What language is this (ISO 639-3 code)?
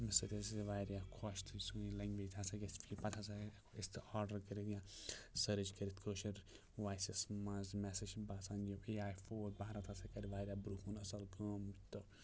kas